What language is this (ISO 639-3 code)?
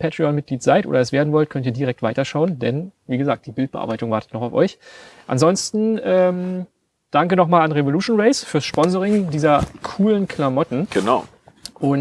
deu